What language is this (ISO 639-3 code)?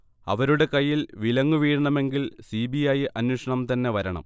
mal